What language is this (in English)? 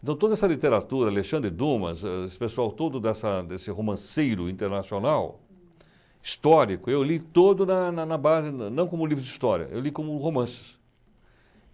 Portuguese